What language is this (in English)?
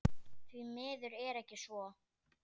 Icelandic